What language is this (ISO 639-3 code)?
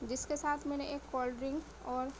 urd